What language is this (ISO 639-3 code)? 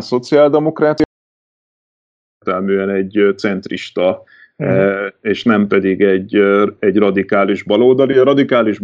hun